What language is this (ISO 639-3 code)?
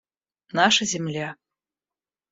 rus